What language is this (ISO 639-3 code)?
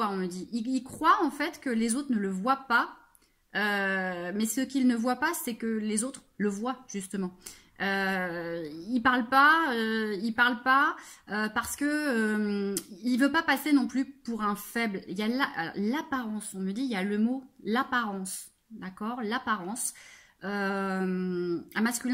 fra